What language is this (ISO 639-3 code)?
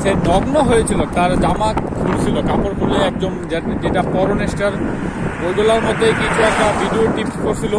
ben